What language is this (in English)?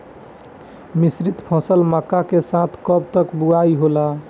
Bhojpuri